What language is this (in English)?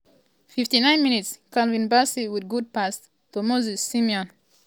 Nigerian Pidgin